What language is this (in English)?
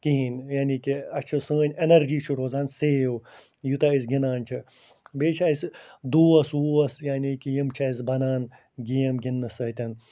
Kashmiri